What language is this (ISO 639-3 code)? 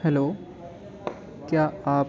urd